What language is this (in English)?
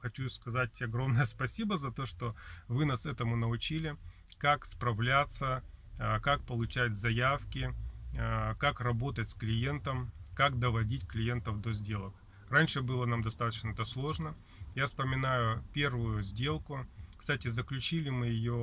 Russian